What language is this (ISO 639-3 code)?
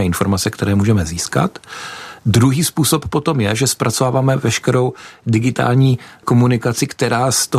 ces